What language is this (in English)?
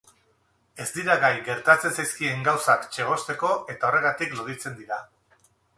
Basque